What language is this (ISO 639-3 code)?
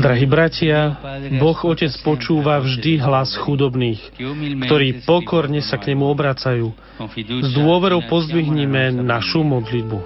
slk